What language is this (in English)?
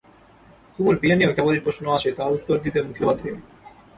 Bangla